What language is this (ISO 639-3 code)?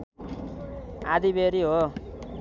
nep